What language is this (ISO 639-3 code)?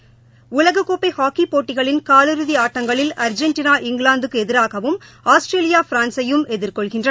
tam